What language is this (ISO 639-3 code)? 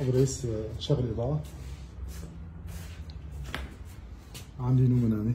ara